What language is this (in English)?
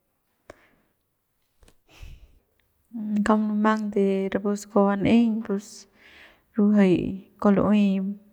Central Pame